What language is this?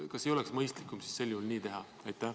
Estonian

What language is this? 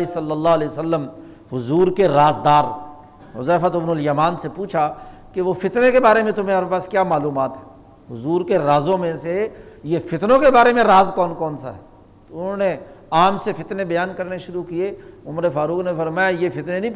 Urdu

